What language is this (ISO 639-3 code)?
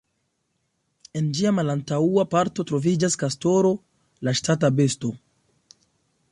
epo